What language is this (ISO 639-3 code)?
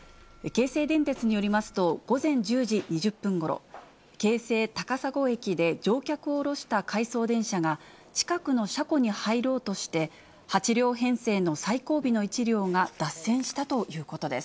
jpn